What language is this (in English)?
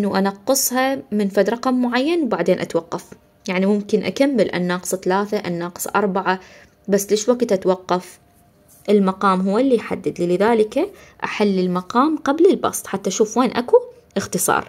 Arabic